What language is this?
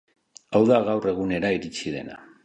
Basque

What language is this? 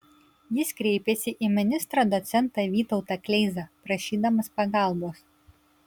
Lithuanian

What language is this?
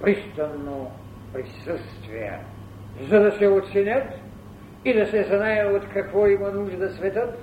Bulgarian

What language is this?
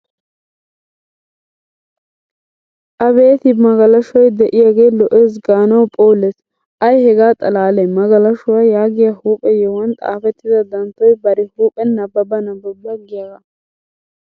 Wolaytta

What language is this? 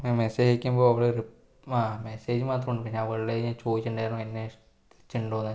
Malayalam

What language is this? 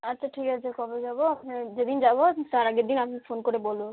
Bangla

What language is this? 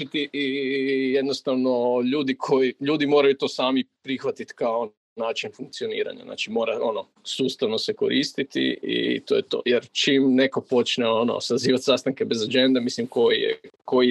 Croatian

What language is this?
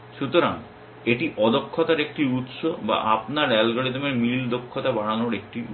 Bangla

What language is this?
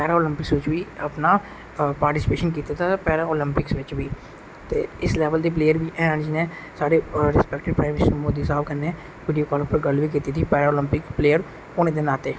Dogri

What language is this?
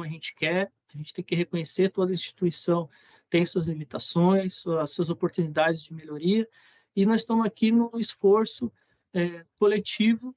Portuguese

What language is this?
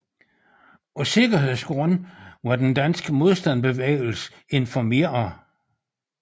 Danish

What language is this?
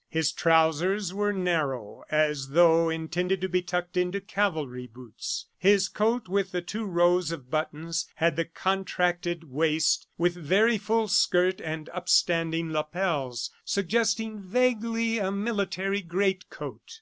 English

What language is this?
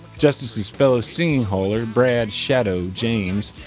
English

